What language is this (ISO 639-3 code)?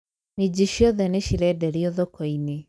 kik